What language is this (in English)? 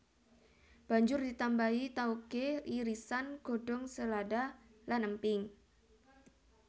Javanese